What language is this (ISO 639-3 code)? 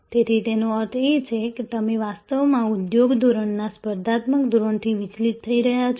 guj